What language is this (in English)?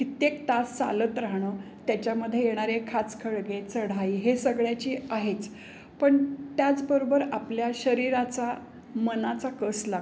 Marathi